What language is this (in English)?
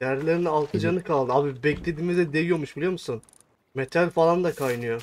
Turkish